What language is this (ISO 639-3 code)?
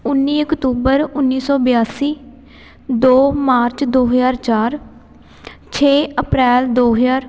pan